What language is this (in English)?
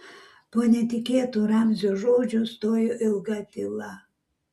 Lithuanian